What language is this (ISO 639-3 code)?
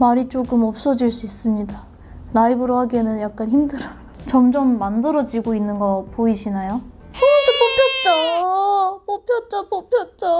kor